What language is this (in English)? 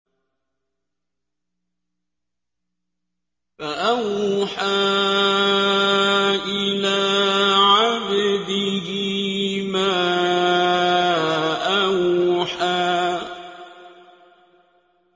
Arabic